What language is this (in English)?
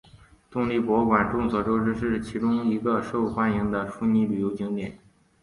Chinese